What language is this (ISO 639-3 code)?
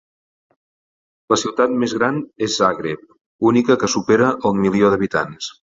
cat